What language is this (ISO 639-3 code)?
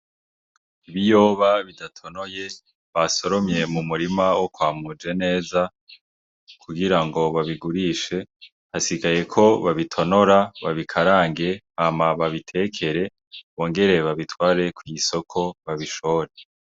run